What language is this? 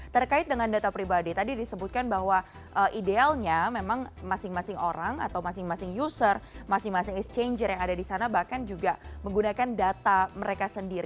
Indonesian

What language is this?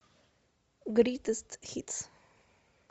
Russian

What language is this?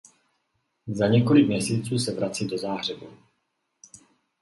Czech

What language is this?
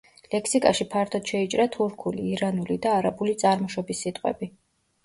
Georgian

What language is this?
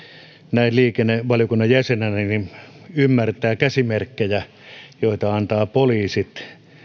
Finnish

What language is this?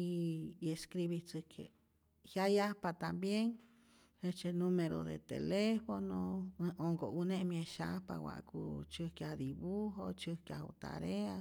Rayón Zoque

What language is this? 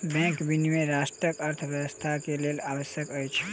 Maithili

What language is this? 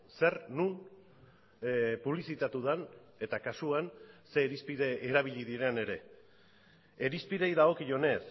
Basque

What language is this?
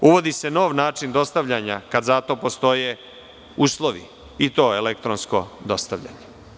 Serbian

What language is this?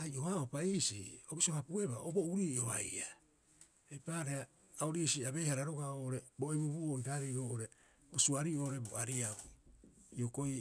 Rapoisi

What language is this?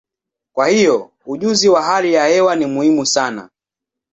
Swahili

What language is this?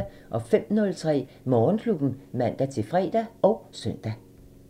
Danish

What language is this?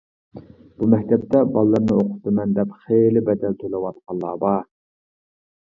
Uyghur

